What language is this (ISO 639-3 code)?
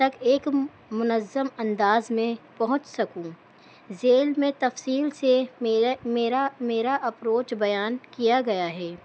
urd